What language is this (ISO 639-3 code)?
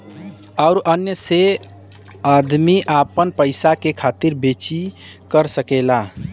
bho